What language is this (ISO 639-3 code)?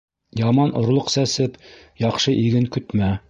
bak